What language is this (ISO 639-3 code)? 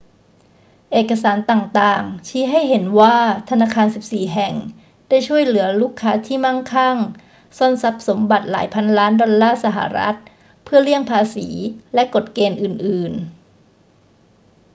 tha